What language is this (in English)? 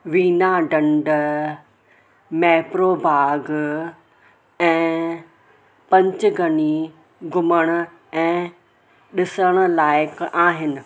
Sindhi